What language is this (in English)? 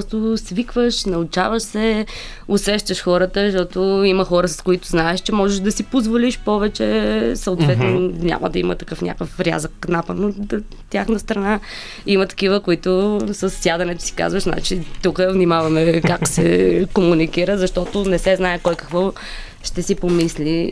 Bulgarian